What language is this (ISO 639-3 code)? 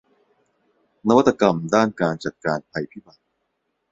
tha